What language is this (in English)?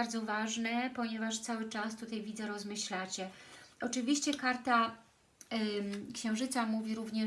Polish